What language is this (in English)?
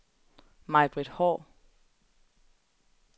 Danish